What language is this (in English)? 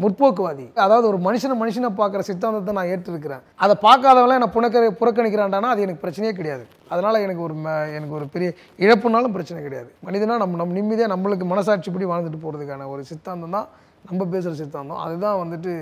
Tamil